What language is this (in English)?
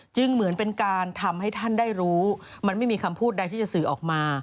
Thai